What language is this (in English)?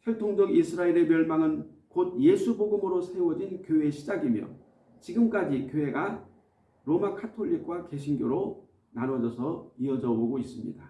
Korean